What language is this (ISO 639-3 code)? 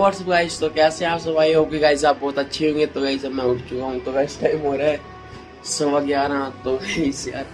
hin